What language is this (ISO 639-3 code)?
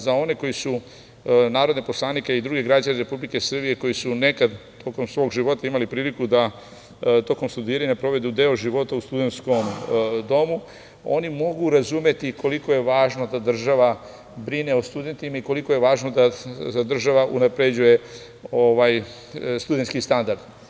srp